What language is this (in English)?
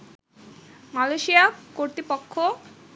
Bangla